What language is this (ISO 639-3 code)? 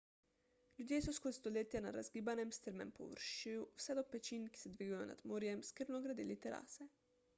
slv